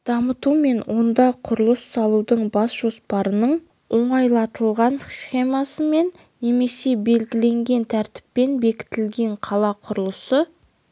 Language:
Kazakh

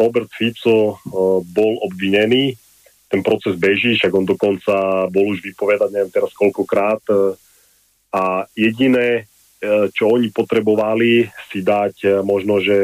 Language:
Slovak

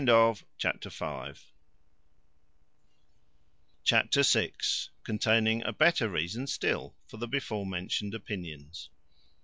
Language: English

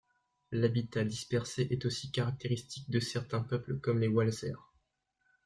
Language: French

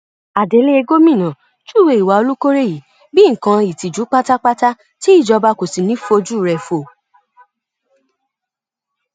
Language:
Yoruba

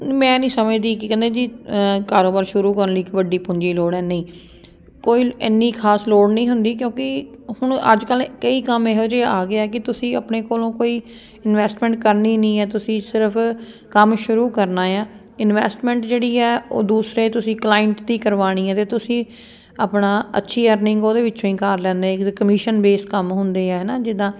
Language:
Punjabi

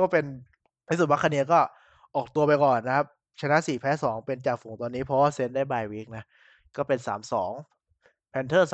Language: Thai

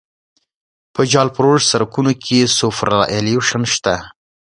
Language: Pashto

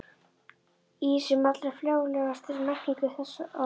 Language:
Icelandic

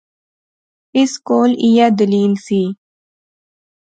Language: Pahari-Potwari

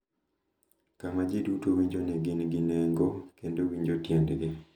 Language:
Luo (Kenya and Tanzania)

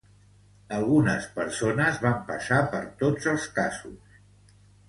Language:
Catalan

